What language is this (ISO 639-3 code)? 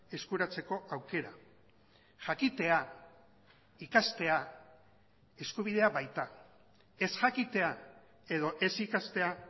eus